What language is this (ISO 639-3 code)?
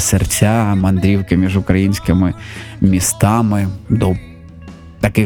ukr